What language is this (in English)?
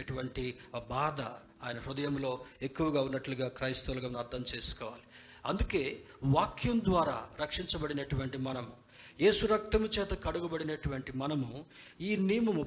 Telugu